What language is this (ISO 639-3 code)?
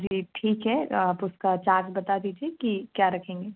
hin